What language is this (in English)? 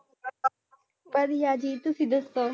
Punjabi